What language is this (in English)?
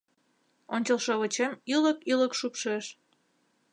Mari